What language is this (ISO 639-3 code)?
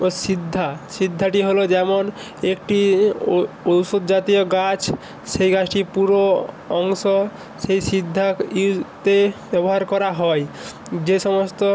ben